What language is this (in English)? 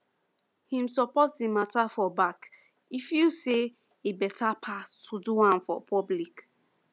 Nigerian Pidgin